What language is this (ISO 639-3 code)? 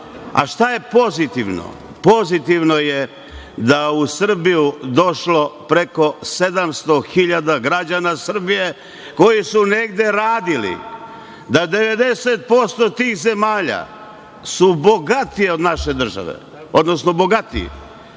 srp